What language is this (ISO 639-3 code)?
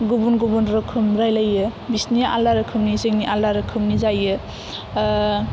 brx